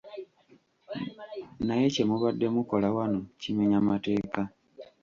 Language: Ganda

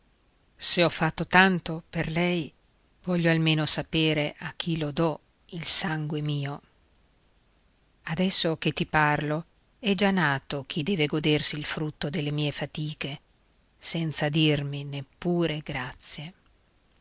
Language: Italian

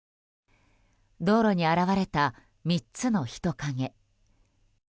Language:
Japanese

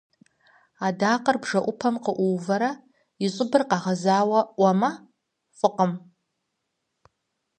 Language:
Kabardian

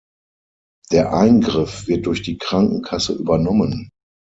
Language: German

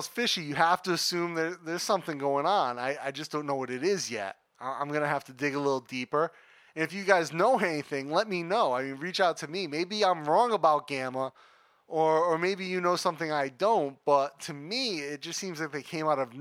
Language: English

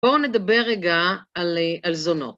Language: Hebrew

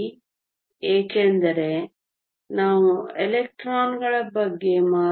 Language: Kannada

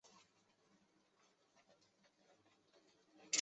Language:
Chinese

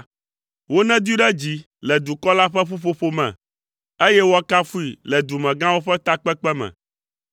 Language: Ewe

